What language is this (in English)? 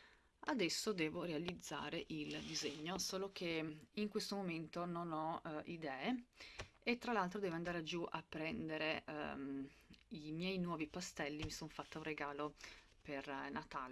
Italian